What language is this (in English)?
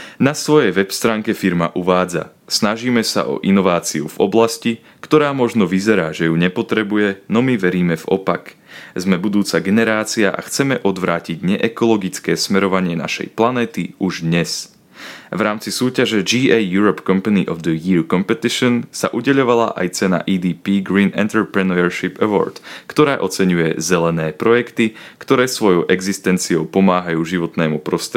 Slovak